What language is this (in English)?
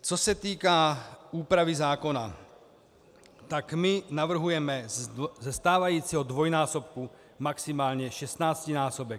Czech